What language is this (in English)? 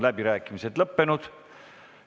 Estonian